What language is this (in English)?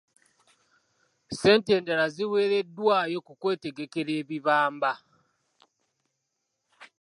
Ganda